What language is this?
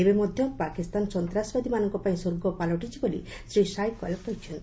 Odia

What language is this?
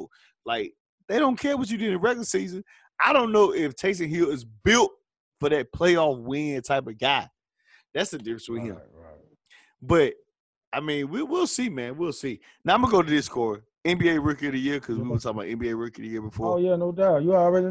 English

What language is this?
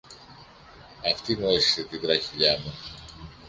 Greek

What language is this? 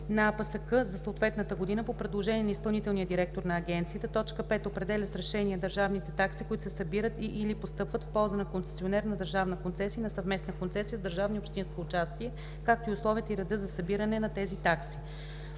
Bulgarian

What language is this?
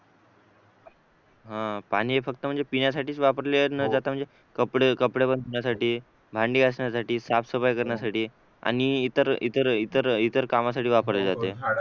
Marathi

